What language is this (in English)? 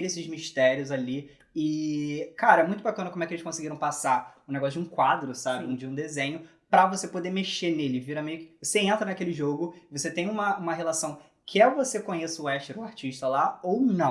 Portuguese